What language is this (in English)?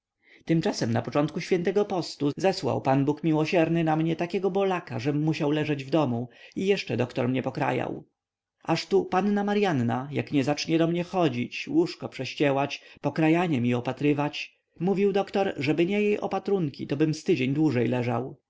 Polish